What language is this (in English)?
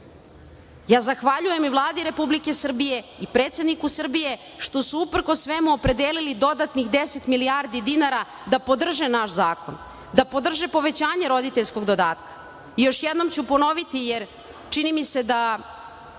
Serbian